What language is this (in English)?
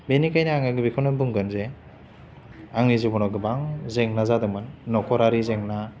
Bodo